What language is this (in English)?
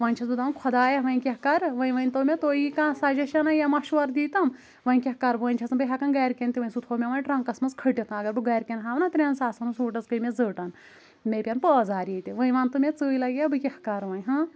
Kashmiri